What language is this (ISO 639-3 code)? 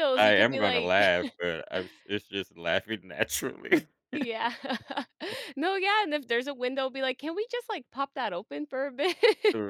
eng